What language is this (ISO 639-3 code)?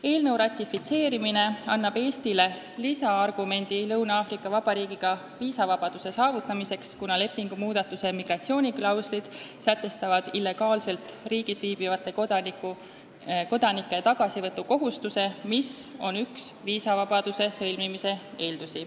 est